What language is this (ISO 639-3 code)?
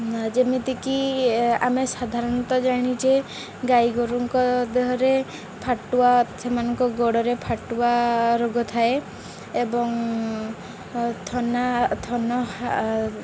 ori